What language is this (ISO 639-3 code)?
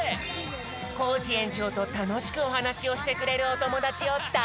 jpn